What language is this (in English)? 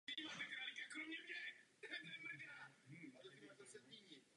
Czech